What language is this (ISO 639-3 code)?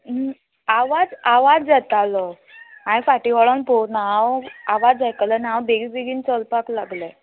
kok